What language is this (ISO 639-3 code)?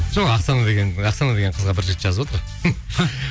kaz